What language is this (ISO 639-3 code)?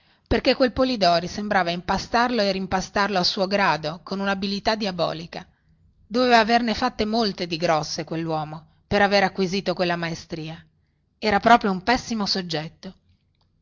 ita